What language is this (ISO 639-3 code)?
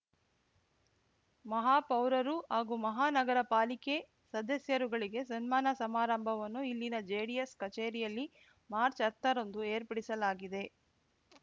kan